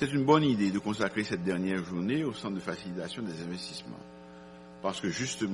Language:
French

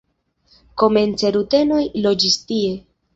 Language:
Esperanto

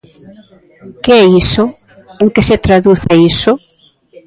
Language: Galician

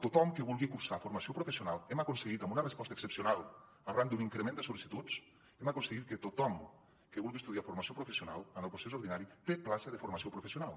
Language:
Catalan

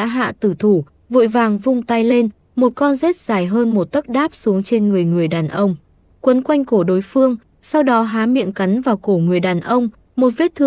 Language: Vietnamese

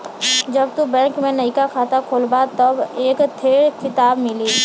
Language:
Bhojpuri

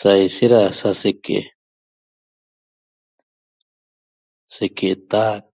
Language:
Toba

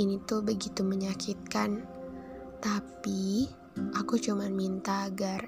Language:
Indonesian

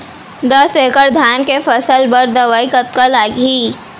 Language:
Chhattisgarhi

